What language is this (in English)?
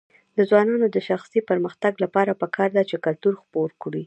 Pashto